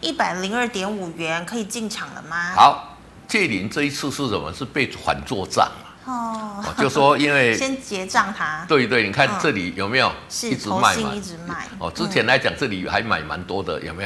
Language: Chinese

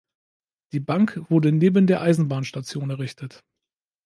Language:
German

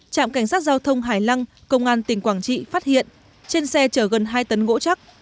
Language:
Vietnamese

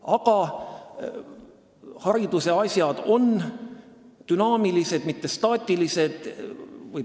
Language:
Estonian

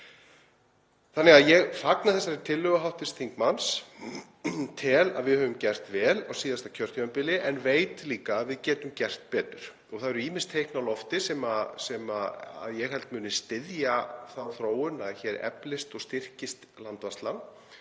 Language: Icelandic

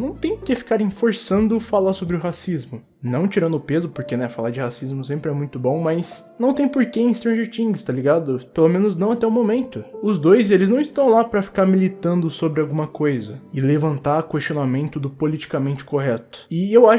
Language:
Portuguese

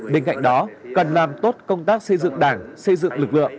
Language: Vietnamese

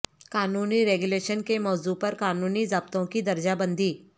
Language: Urdu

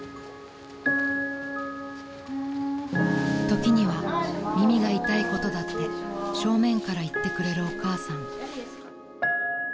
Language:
Japanese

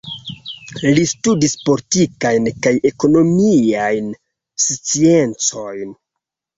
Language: Esperanto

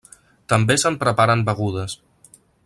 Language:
Catalan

